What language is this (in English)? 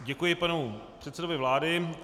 Czech